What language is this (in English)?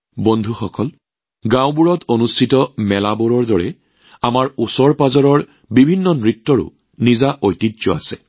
Assamese